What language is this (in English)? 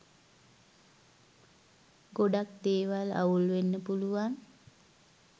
Sinhala